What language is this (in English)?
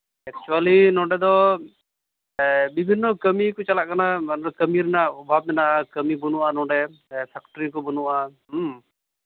Santali